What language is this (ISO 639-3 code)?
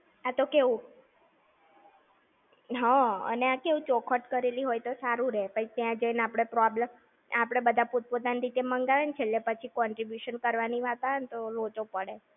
guj